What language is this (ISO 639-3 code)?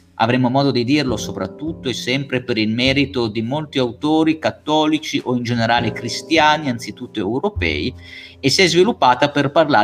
ita